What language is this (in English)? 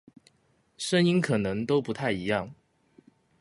Chinese